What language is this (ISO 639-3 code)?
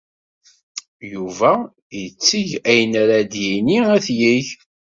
kab